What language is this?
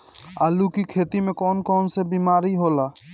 Bhojpuri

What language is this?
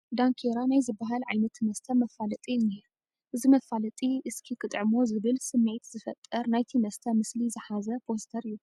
Tigrinya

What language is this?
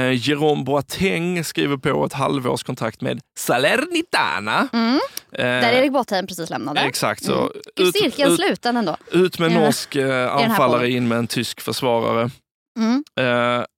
Swedish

